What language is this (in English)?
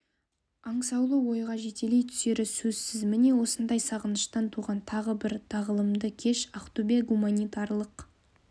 Kazakh